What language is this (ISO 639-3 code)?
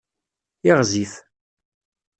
kab